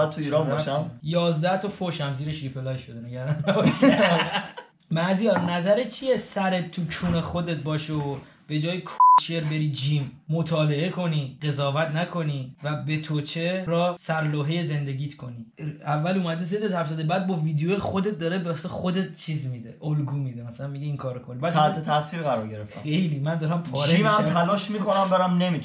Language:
Persian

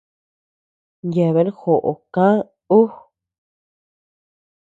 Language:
Tepeuxila Cuicatec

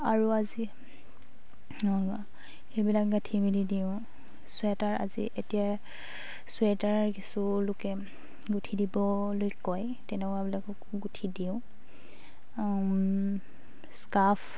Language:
Assamese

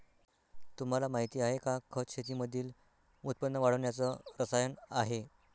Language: Marathi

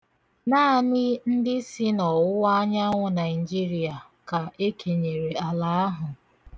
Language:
Igbo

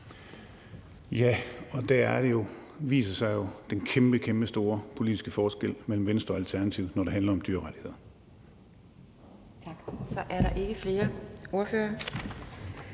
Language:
Danish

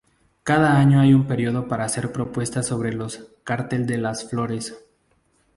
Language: Spanish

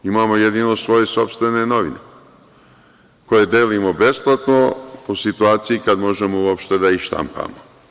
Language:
Serbian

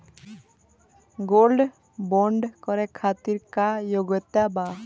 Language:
Bhojpuri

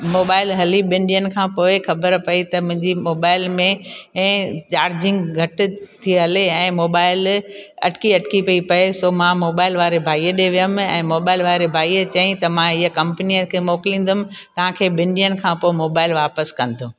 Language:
Sindhi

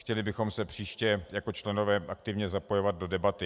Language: Czech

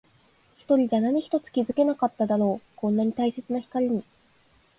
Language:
Japanese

